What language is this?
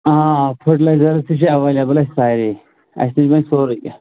Kashmiri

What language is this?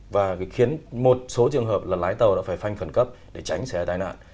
Vietnamese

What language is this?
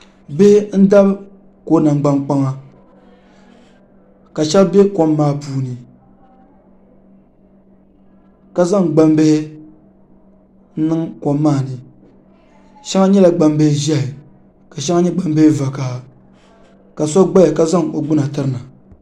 Dagbani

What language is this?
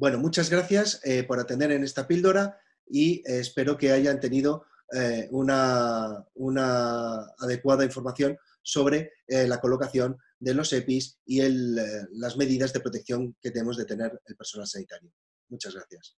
Spanish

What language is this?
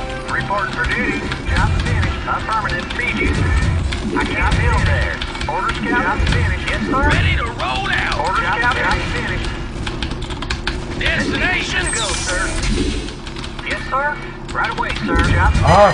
Korean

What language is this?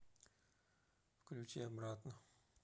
Russian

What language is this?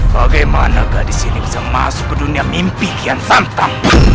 Indonesian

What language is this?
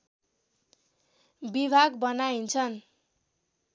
Nepali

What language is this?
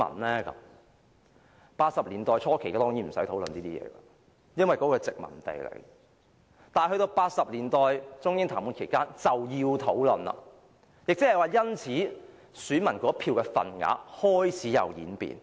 Cantonese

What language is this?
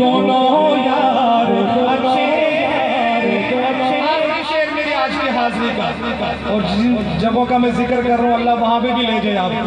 Romanian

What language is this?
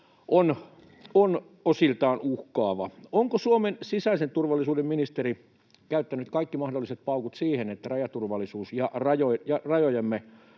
Finnish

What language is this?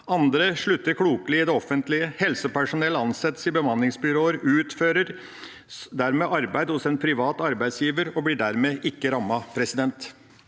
Norwegian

